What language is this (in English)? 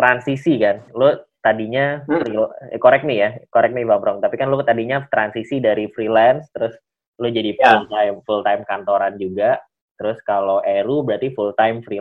Indonesian